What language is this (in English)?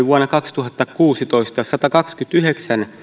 Finnish